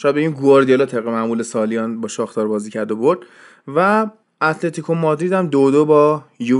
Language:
Persian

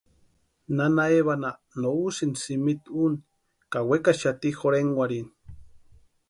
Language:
Western Highland Purepecha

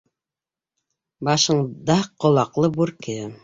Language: Bashkir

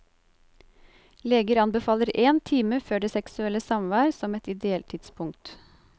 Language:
Norwegian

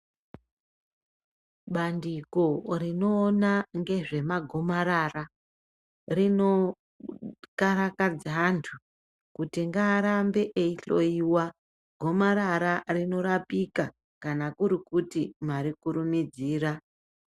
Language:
Ndau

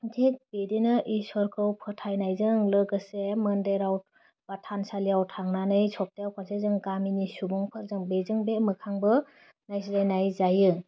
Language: Bodo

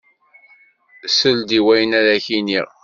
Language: Kabyle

